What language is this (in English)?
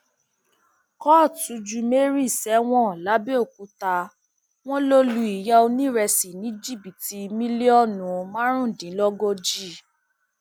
Yoruba